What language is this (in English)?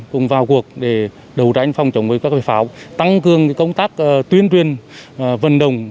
Vietnamese